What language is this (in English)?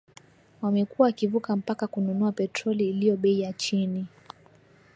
Swahili